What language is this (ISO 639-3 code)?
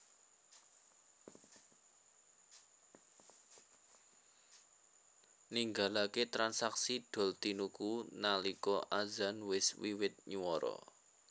jav